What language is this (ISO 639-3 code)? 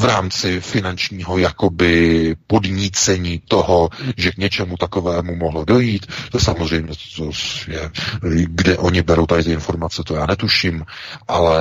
ces